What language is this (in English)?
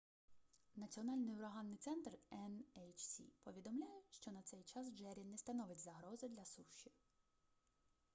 Ukrainian